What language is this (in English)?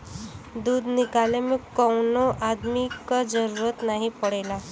Bhojpuri